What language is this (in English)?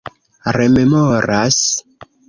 Esperanto